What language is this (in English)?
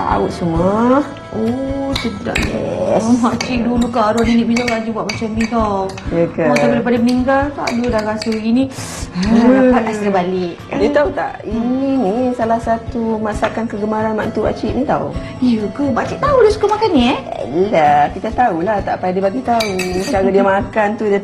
Malay